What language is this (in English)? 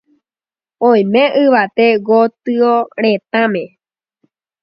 Guarani